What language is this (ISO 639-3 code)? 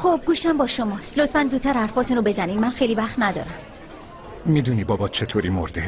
fas